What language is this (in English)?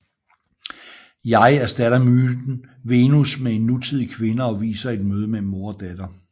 Danish